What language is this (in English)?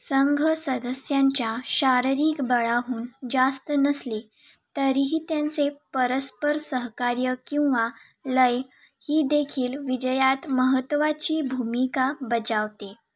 Marathi